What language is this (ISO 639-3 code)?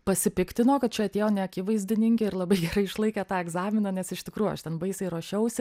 lit